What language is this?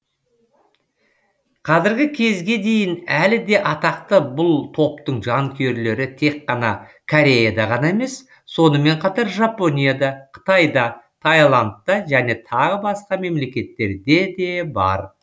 Kazakh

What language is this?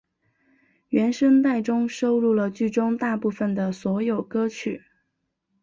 Chinese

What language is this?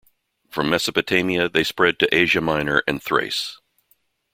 English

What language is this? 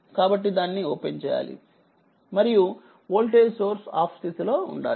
Telugu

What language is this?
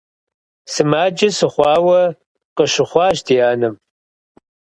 Kabardian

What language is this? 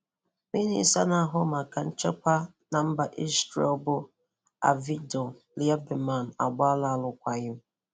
Igbo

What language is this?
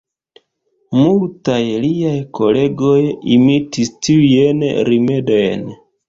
Esperanto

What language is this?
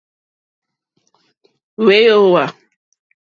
Mokpwe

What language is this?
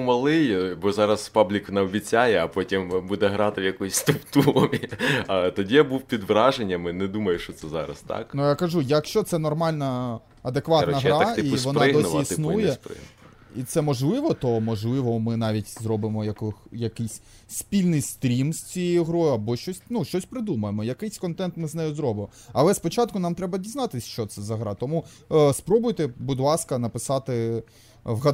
Ukrainian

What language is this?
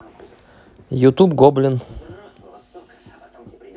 Russian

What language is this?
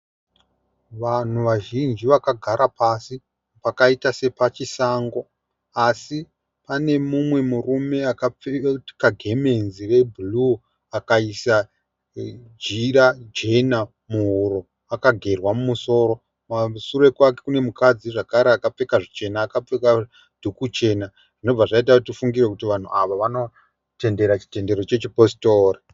Shona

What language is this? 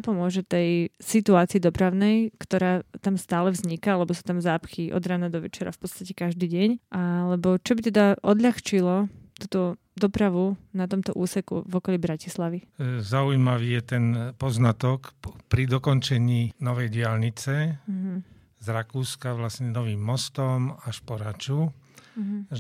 Slovak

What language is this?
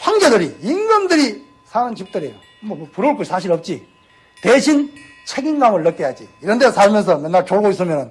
Korean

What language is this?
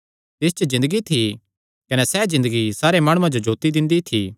Kangri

